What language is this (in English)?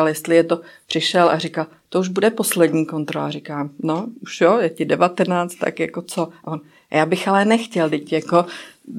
Czech